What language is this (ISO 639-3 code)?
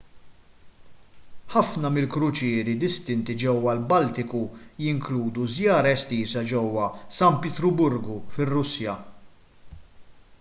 mlt